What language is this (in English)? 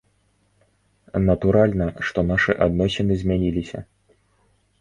Belarusian